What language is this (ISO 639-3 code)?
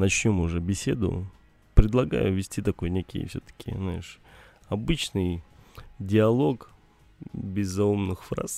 rus